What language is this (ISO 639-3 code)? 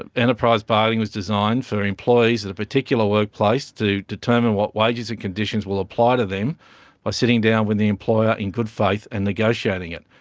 eng